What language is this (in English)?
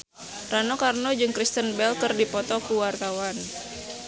Sundanese